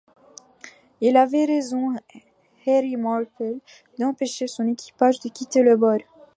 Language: French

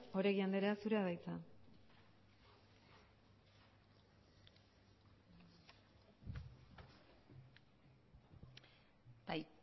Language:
Basque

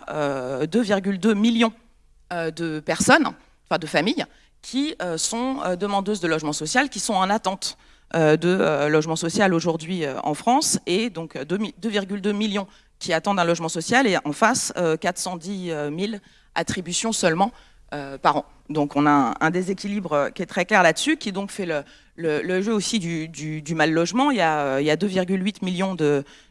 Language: French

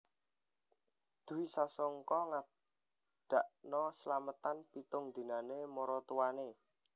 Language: Javanese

